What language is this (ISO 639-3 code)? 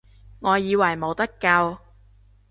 yue